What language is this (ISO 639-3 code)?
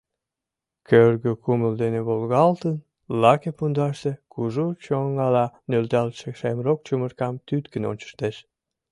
chm